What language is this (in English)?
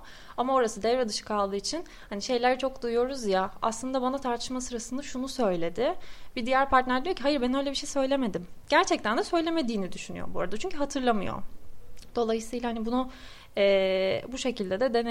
Turkish